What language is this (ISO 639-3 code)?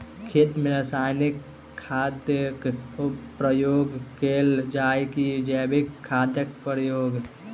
mai